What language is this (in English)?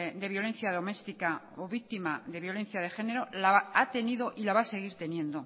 Spanish